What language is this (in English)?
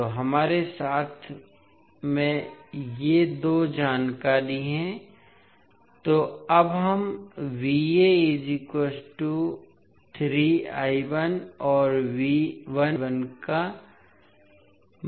Hindi